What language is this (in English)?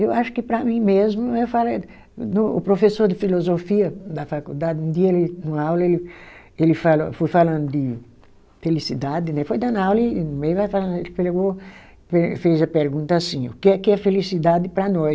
Portuguese